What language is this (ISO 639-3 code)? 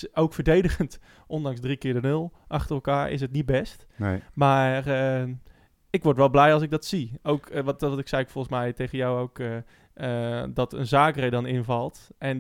nld